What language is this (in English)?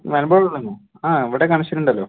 Malayalam